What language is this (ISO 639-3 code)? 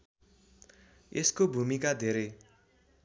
nep